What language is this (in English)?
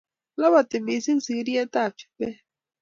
Kalenjin